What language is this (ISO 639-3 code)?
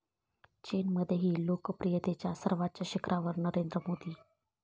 mar